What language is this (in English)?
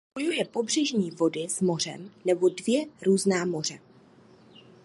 Czech